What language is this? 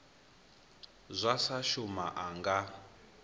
Venda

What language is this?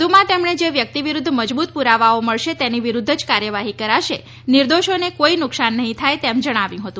Gujarati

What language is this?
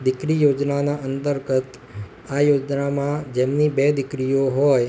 Gujarati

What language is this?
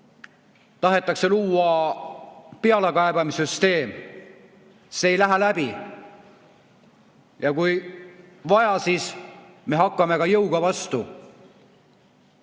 Estonian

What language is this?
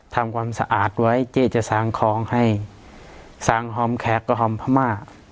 Thai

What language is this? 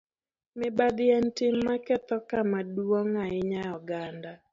Luo (Kenya and Tanzania)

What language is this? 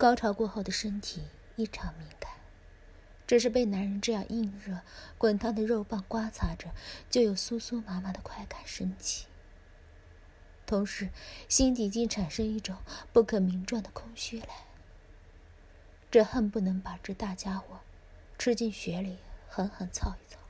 Chinese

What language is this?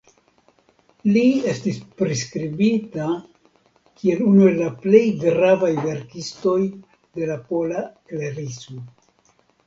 Esperanto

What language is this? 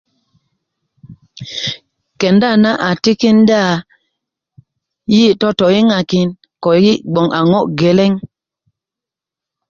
Kuku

